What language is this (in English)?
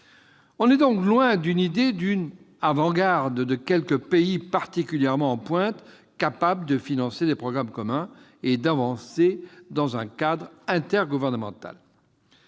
French